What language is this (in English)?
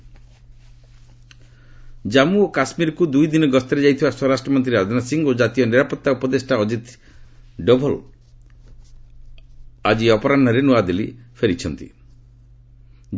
Odia